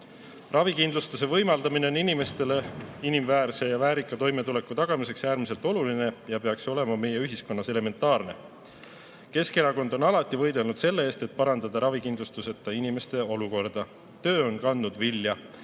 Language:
Estonian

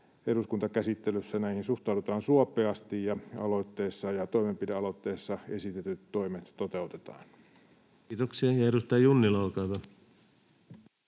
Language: Finnish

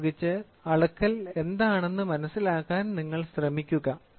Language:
Malayalam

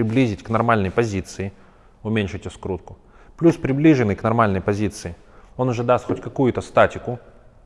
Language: Russian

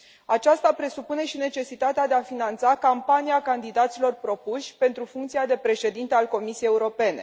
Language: Romanian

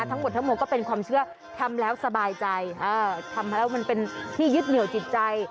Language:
Thai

